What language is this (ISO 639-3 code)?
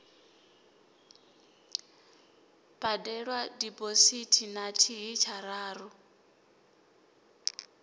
ven